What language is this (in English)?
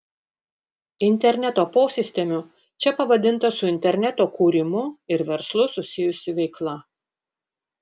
Lithuanian